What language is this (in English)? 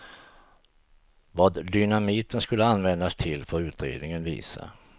Swedish